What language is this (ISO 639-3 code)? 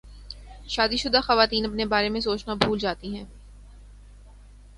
urd